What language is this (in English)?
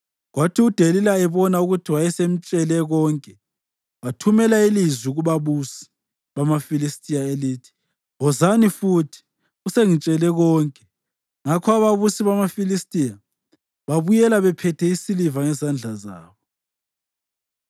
North Ndebele